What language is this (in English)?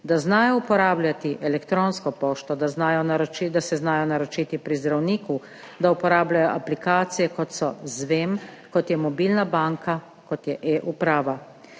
Slovenian